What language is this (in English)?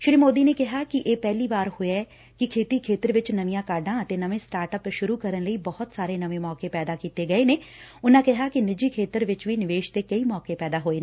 Punjabi